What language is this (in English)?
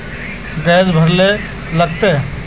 Magahi